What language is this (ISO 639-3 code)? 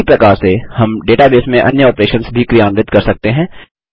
hin